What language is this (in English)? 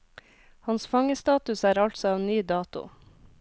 Norwegian